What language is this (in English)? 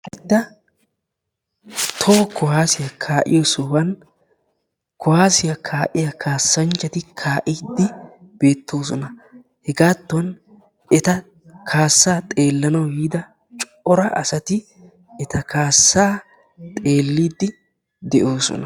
Wolaytta